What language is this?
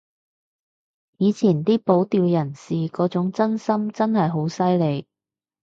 Cantonese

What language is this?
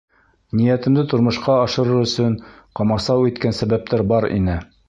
Bashkir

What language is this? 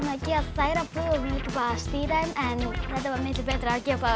Icelandic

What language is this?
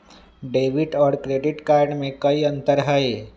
Magahi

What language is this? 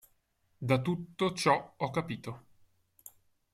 Italian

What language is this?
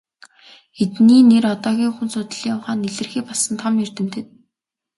Mongolian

